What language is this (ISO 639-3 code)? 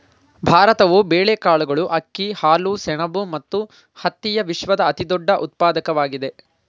kan